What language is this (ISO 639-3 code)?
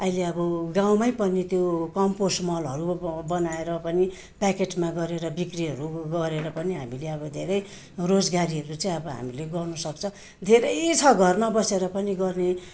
nep